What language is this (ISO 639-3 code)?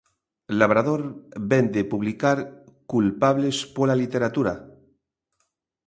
glg